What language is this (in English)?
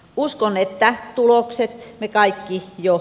Finnish